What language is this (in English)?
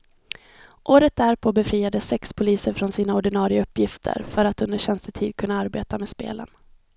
Swedish